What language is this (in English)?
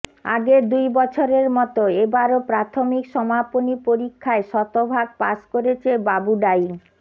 Bangla